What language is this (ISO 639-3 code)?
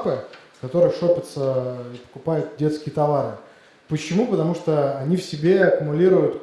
rus